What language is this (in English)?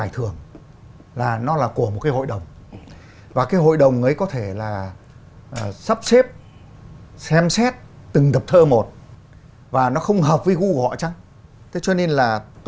Vietnamese